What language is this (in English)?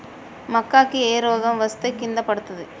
Telugu